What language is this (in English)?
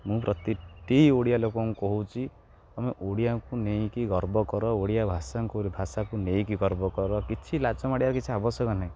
Odia